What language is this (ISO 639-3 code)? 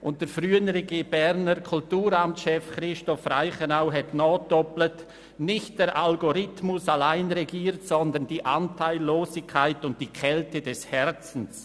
gsw